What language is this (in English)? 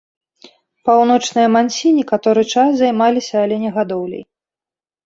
Belarusian